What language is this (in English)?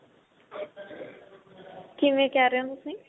Punjabi